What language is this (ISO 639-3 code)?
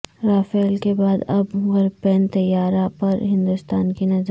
urd